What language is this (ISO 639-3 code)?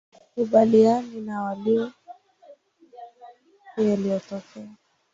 swa